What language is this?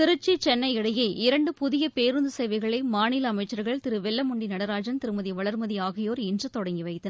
Tamil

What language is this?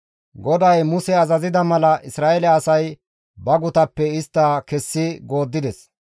Gamo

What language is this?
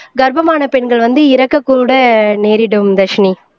Tamil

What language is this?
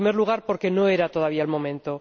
Spanish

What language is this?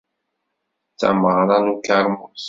Kabyle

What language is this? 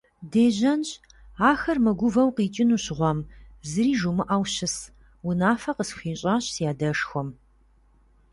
Kabardian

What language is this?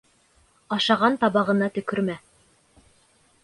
Bashkir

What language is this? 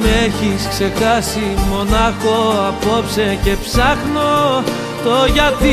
Greek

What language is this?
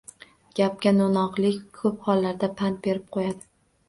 Uzbek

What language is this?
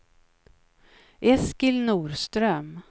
Swedish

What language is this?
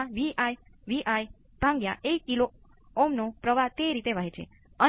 Gujarati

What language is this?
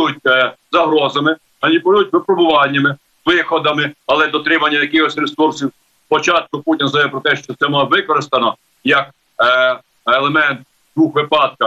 Ukrainian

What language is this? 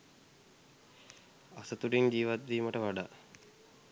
Sinhala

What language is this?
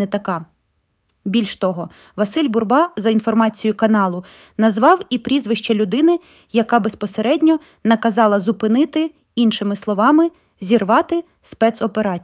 Russian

